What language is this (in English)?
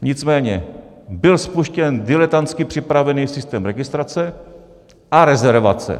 Czech